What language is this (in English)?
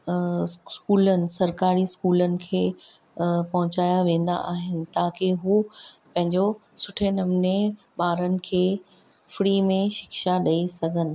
Sindhi